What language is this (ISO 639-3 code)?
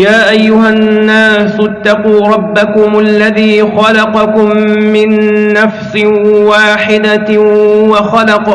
ara